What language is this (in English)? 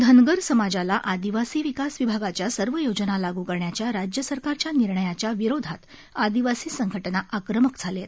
Marathi